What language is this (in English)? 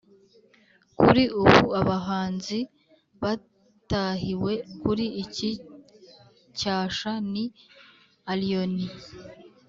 Kinyarwanda